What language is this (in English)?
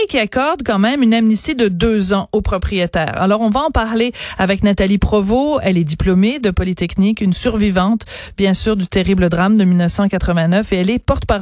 French